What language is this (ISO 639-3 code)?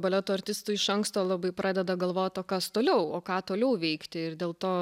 lit